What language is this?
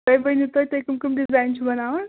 Kashmiri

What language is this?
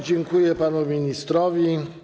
Polish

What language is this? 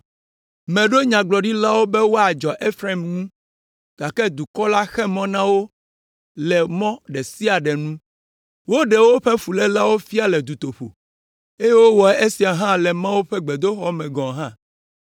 Ewe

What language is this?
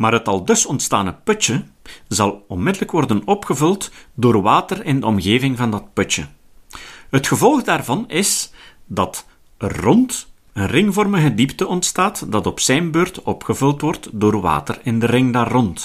Dutch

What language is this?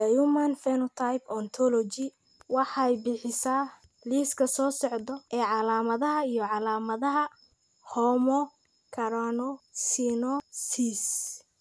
Somali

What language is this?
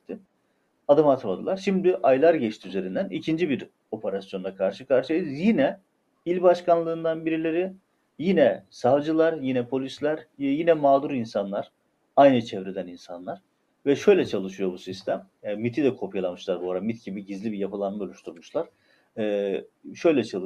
Turkish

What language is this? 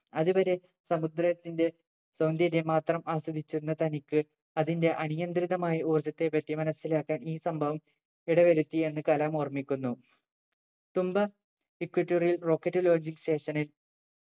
Malayalam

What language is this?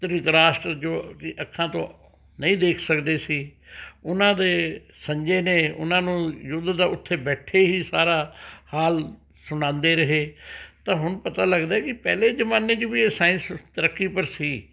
Punjabi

